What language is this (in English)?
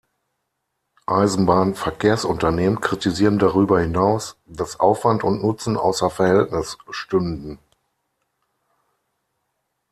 German